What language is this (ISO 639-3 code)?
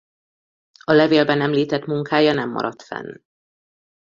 hun